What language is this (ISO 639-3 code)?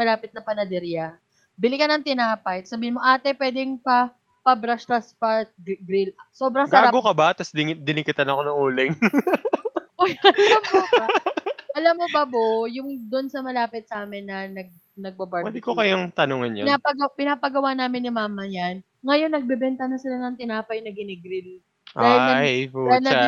fil